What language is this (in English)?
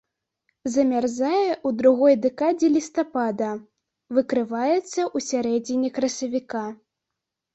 Belarusian